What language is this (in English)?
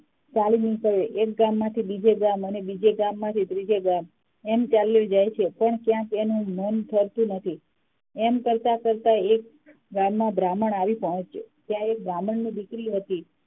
Gujarati